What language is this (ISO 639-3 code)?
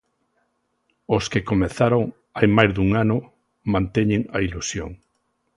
glg